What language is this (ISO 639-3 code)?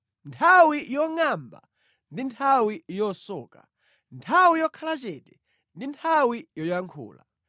nya